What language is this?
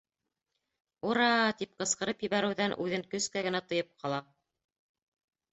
Bashkir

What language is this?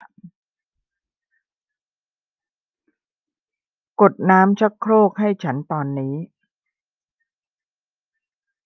Thai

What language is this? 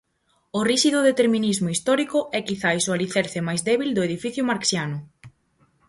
Galician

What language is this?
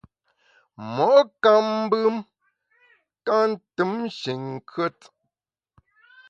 Bamun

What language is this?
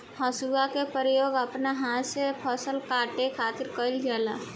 Bhojpuri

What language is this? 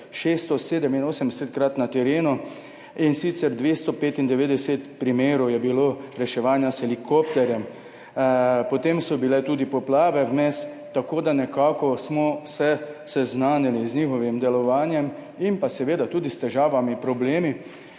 Slovenian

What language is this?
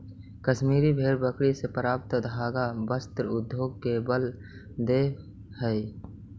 Magahi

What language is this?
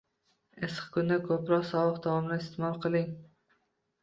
Uzbek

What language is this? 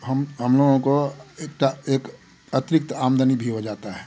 Hindi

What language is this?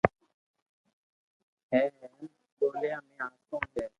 Loarki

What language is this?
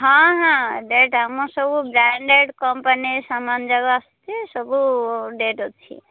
Odia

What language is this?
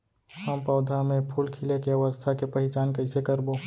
Chhattisgarhi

